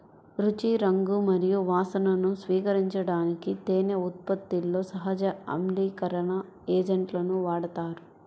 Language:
Telugu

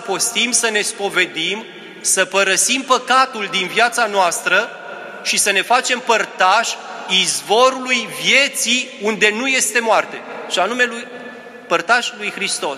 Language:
Romanian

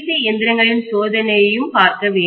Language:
Tamil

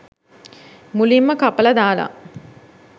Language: Sinhala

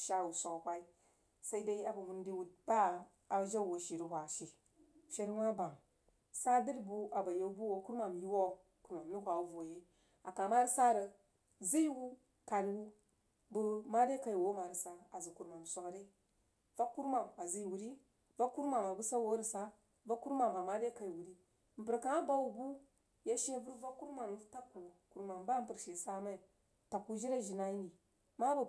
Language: Jiba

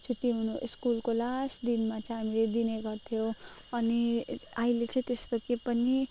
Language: Nepali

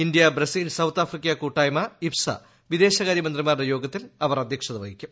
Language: Malayalam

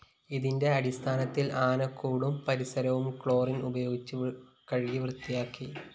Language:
Malayalam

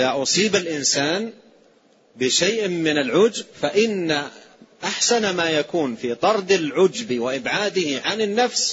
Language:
Arabic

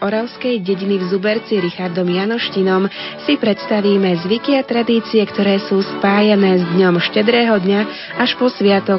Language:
Slovak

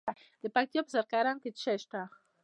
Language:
Pashto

